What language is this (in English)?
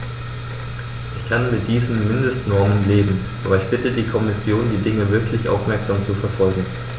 German